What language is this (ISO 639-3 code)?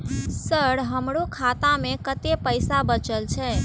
mai